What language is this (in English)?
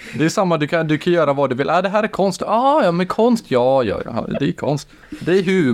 Swedish